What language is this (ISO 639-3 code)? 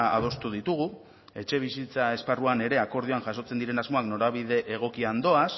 eus